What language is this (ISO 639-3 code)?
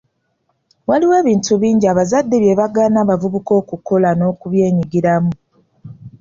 lug